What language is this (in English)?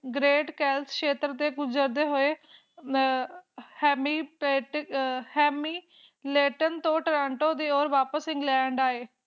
Punjabi